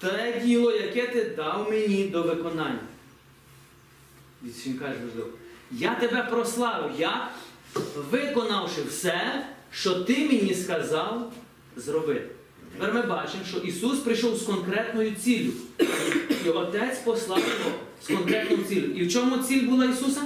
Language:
Ukrainian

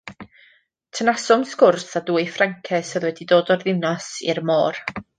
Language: Welsh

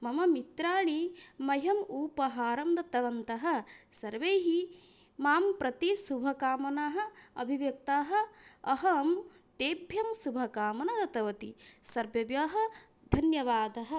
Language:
Sanskrit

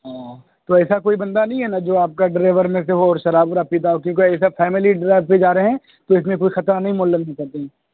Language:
Urdu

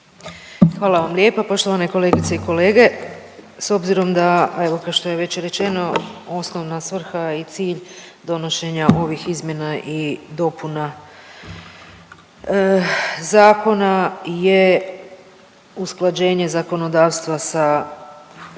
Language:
Croatian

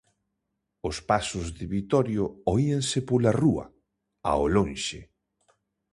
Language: Galician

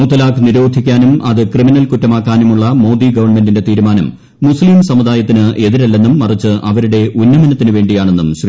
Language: Malayalam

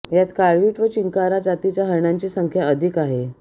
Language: Marathi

